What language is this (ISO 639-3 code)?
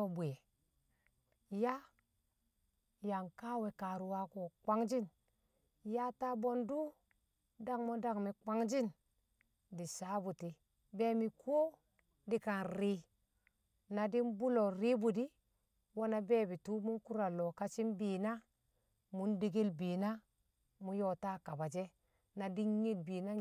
kcq